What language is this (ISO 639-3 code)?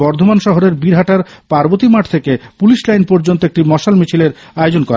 ben